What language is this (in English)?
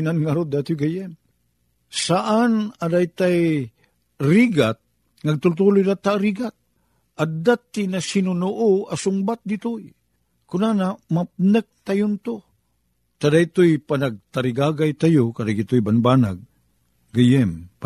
Filipino